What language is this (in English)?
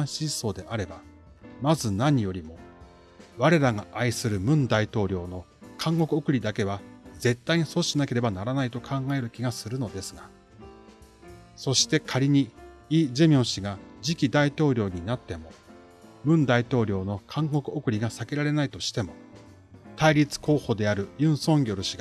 Japanese